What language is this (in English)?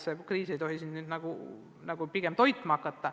Estonian